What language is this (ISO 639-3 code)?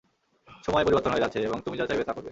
ben